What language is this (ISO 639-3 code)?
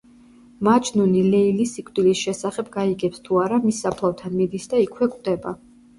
kat